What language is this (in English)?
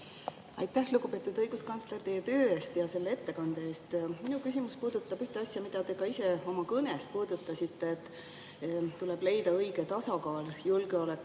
Estonian